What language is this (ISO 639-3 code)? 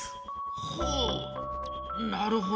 jpn